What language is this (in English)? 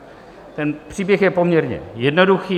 Czech